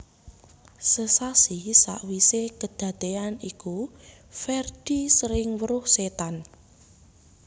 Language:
Javanese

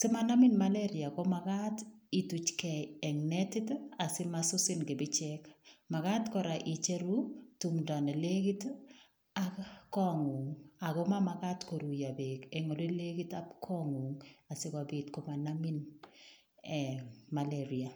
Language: Kalenjin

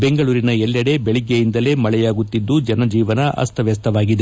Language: Kannada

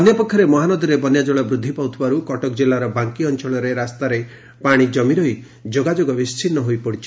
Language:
Odia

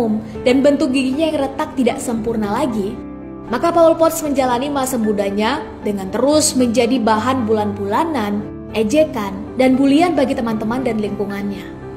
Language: Indonesian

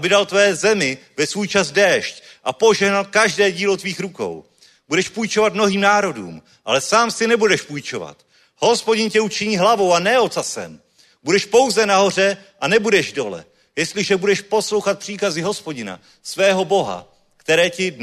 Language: Czech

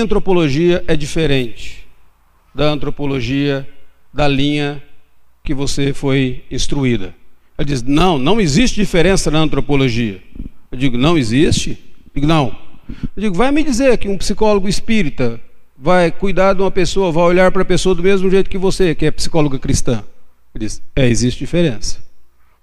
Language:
Portuguese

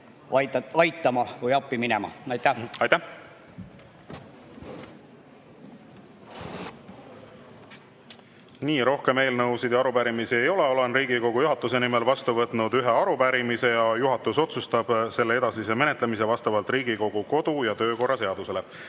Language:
Estonian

